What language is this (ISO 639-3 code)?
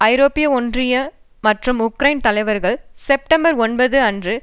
tam